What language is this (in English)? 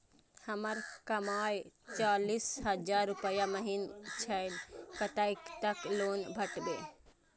Maithili